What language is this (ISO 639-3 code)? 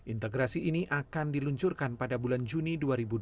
ind